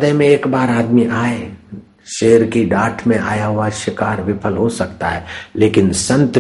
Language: Hindi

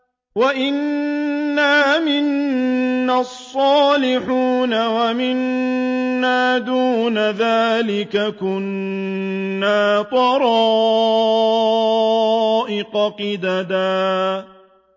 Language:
Arabic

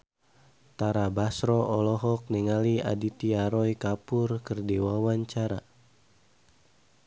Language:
Sundanese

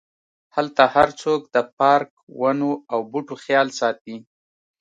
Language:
Pashto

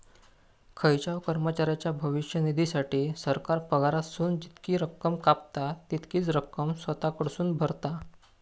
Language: Marathi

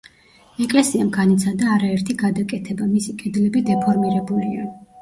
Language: Georgian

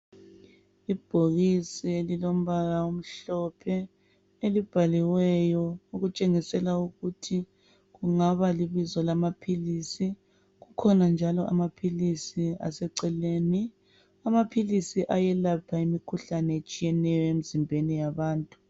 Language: North Ndebele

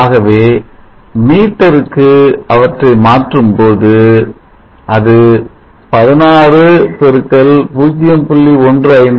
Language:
Tamil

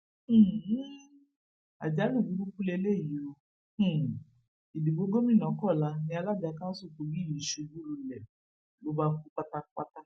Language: Yoruba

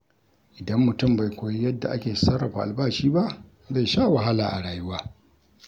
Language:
Hausa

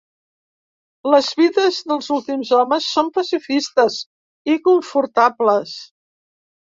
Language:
Catalan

